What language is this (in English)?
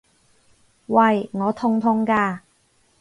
Cantonese